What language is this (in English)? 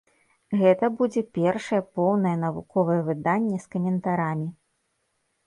Belarusian